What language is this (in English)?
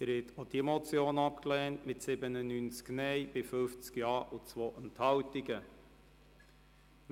Swiss German